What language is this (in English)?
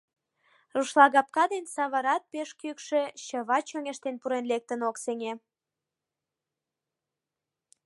Mari